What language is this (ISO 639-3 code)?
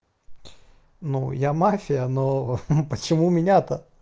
rus